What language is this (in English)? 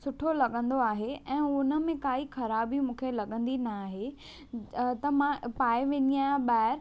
Sindhi